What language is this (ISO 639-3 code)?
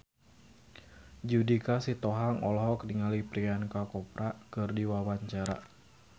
sun